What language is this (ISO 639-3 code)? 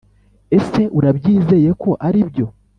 kin